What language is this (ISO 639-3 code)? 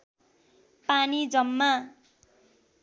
nep